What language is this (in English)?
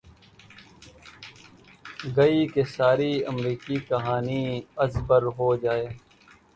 Urdu